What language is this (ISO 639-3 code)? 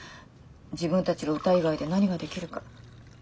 jpn